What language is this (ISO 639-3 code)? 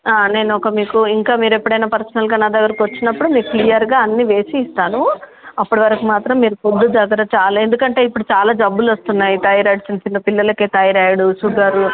tel